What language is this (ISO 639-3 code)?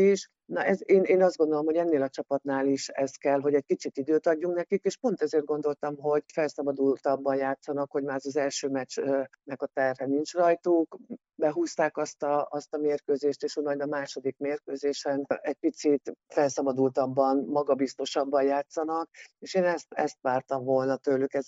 hun